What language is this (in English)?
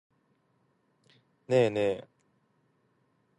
Japanese